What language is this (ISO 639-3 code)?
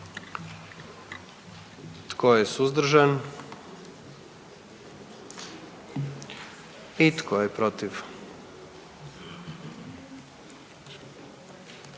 hrv